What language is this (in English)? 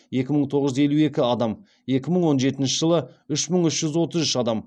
Kazakh